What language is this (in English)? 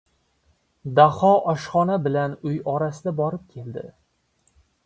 Uzbek